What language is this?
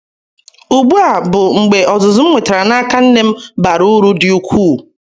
Igbo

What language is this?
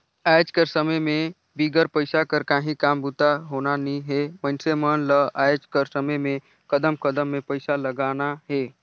Chhattisgarhi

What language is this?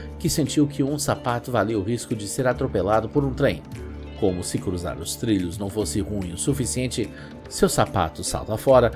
Portuguese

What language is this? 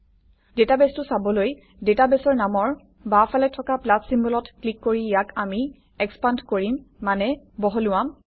Assamese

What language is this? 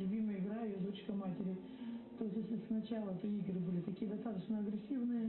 Russian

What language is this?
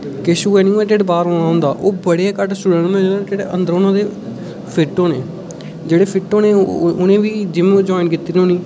Dogri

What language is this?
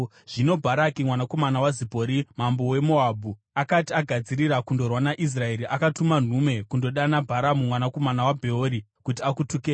Shona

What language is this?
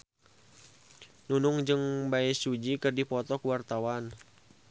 Sundanese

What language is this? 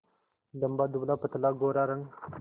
Hindi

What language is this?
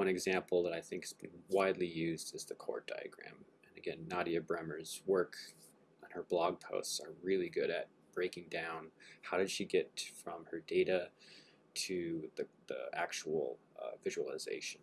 English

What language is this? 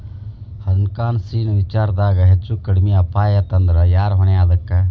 Kannada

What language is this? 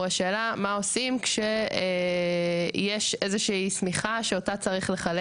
Hebrew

